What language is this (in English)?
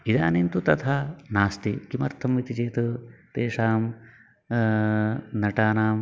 Sanskrit